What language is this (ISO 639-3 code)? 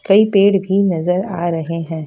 hin